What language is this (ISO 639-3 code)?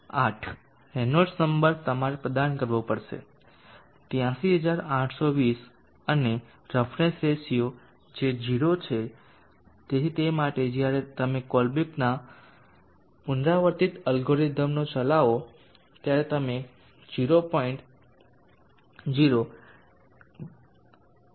guj